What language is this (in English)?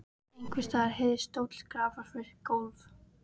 Icelandic